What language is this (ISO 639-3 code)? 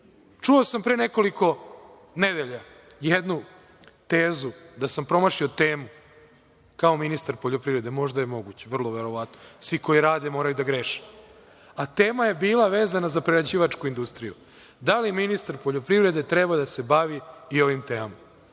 srp